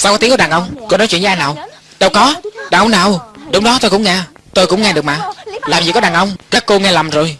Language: Vietnamese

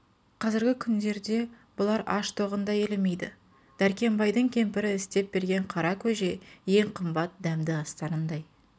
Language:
Kazakh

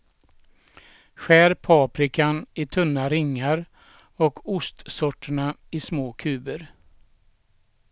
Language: Swedish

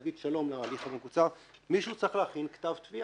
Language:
Hebrew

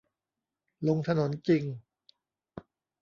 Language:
Thai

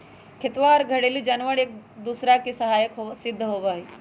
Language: Magahi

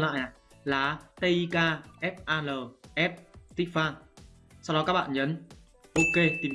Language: Vietnamese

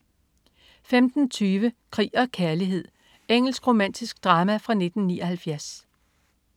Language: Danish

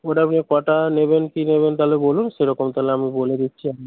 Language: Bangla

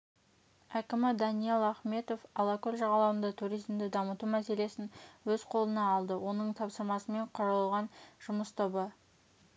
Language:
Kazakh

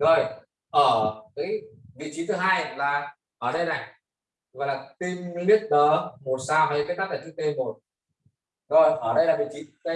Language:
Vietnamese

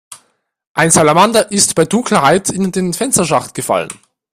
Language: German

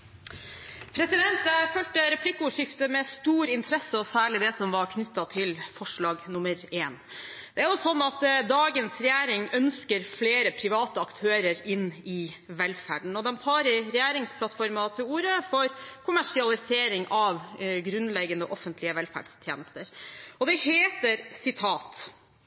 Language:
Norwegian Bokmål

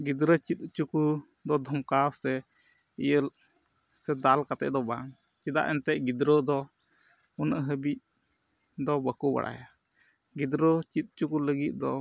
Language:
Santali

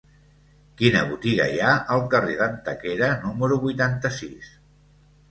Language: Catalan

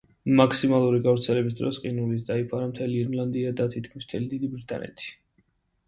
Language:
Georgian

